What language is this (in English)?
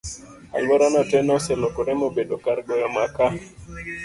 Luo (Kenya and Tanzania)